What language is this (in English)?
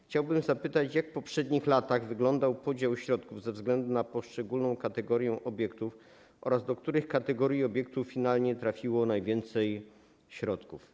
Polish